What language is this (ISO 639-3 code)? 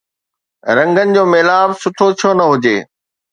snd